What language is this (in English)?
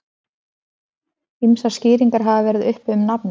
Icelandic